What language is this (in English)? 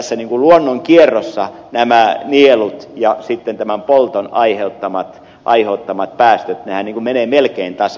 Finnish